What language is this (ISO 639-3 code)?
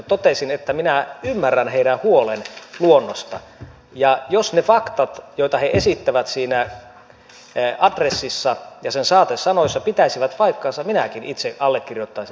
fin